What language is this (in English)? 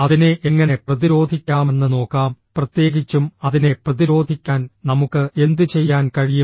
Malayalam